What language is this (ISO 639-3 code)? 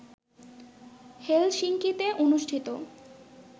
ben